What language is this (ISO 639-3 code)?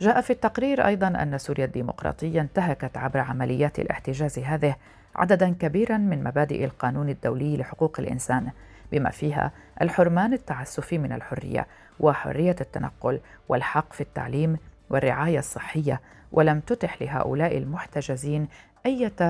ara